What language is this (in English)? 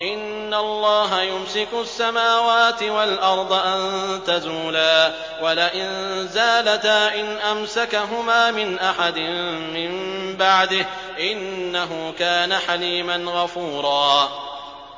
Arabic